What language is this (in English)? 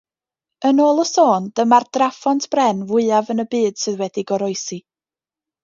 Welsh